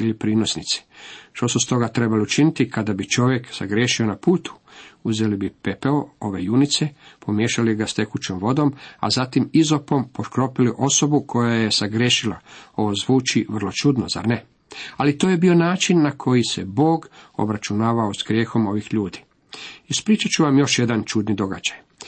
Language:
Croatian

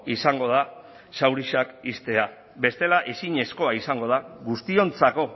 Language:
Basque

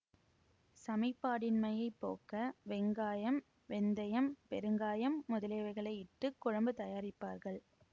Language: Tamil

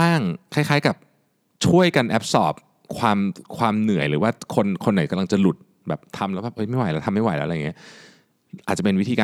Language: Thai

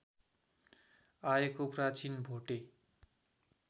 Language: Nepali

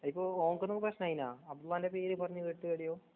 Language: Malayalam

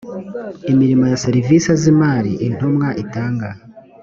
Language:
Kinyarwanda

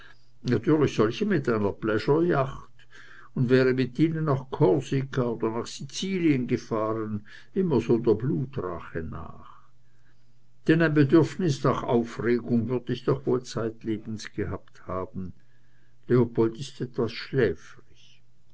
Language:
German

